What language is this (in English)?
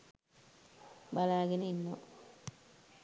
Sinhala